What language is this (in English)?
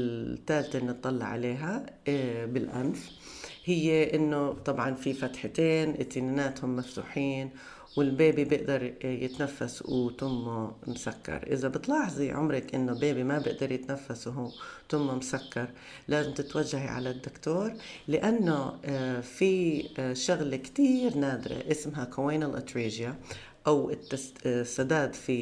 Arabic